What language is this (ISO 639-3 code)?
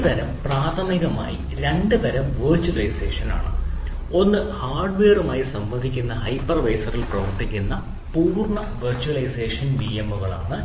mal